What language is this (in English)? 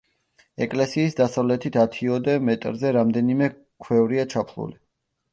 Georgian